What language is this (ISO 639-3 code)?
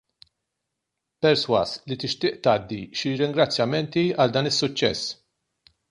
mlt